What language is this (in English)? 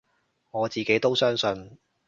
Cantonese